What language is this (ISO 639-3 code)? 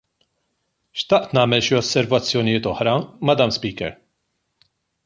mlt